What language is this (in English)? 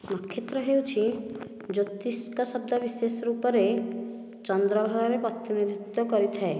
Odia